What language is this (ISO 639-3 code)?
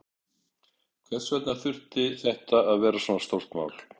isl